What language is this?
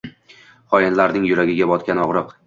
Uzbek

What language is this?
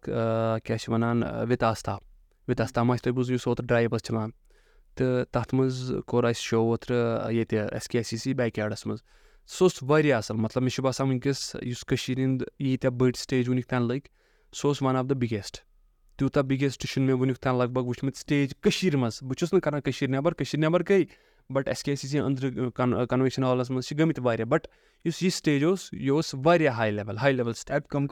Urdu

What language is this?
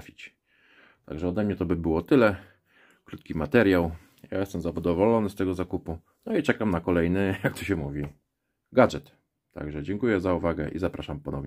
Polish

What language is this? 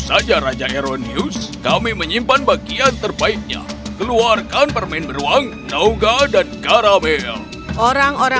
Indonesian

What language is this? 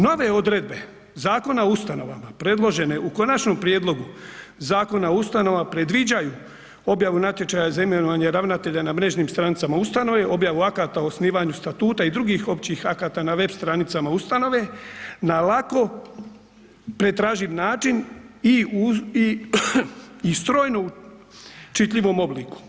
Croatian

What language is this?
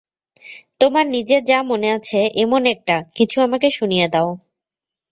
Bangla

